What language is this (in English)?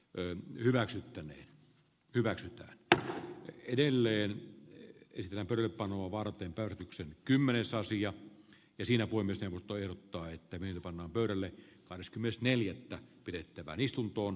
Finnish